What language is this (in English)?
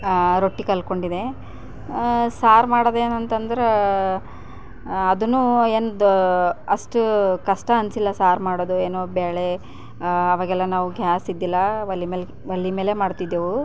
Kannada